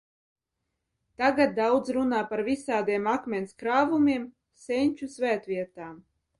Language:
Latvian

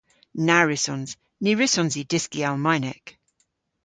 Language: Cornish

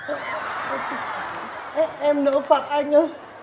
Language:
Vietnamese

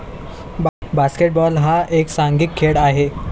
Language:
Marathi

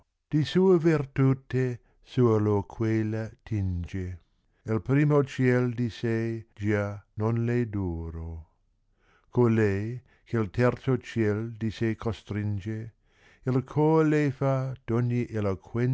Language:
Italian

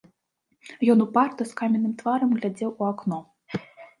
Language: Belarusian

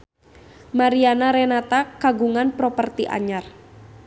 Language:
Sundanese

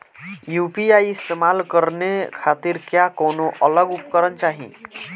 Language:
Bhojpuri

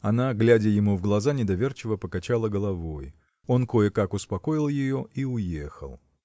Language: Russian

